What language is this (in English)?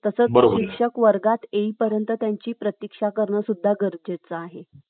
Marathi